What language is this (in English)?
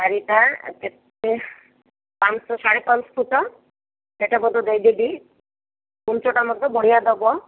Odia